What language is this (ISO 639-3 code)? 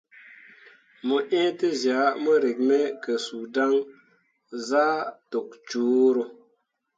mua